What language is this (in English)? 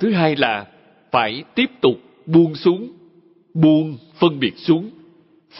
Vietnamese